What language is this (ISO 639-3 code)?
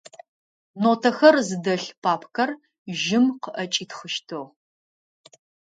ady